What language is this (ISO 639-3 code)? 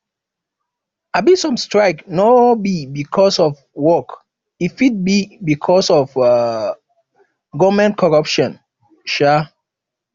pcm